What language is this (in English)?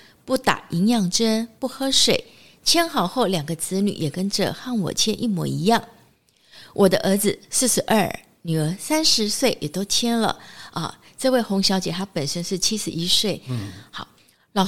Chinese